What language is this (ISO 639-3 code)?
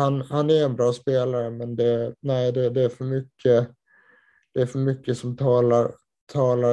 swe